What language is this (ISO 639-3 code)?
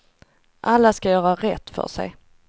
swe